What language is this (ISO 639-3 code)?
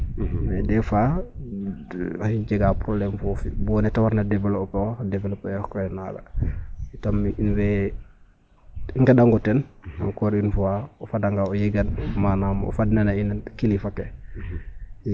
srr